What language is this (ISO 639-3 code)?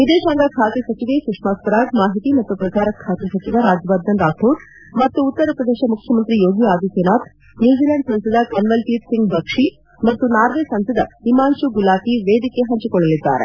kan